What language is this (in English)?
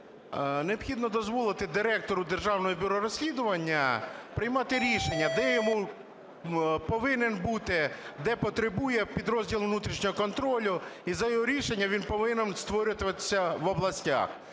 Ukrainian